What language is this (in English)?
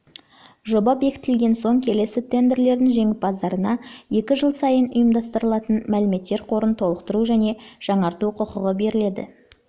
Kazakh